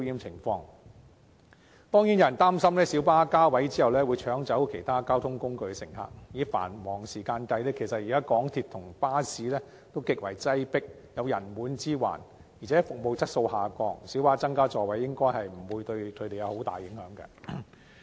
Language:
Cantonese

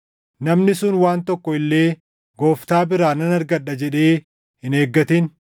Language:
Oromo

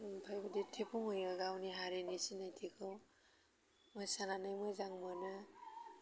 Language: Bodo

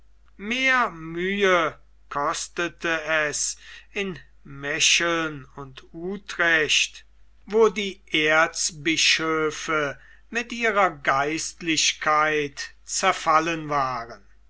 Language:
German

